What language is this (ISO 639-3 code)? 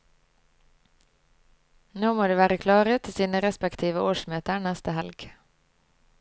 nor